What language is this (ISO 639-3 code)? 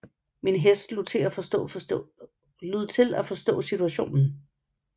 dan